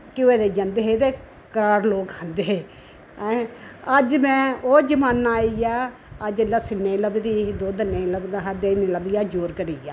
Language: Dogri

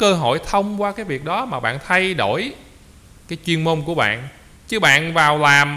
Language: Vietnamese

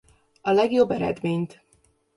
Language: Hungarian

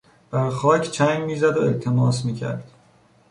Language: Persian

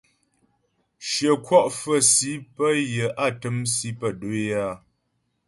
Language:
Ghomala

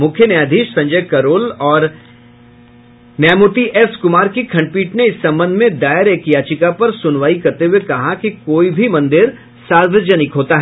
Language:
Hindi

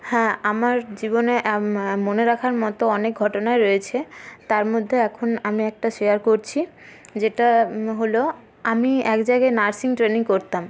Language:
Bangla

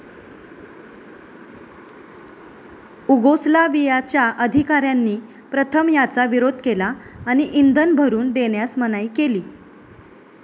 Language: Marathi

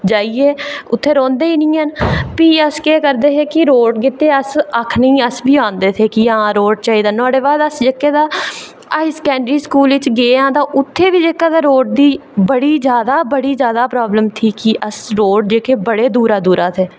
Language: Dogri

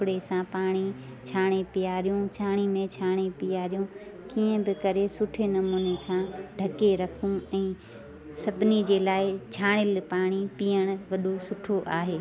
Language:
Sindhi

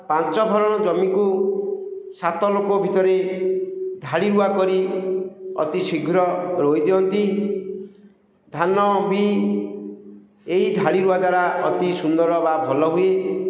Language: Odia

